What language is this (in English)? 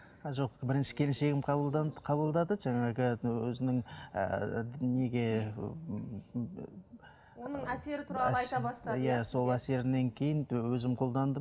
Kazakh